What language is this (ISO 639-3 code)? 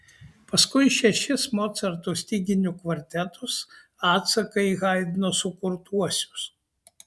lit